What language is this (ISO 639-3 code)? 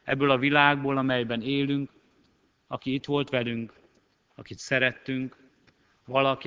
hun